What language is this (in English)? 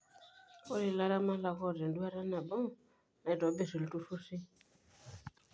Masai